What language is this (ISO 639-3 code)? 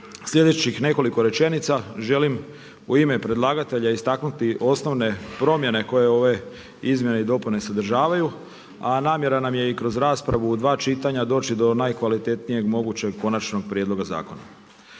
hrv